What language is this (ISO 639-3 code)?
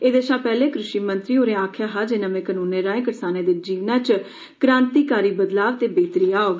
doi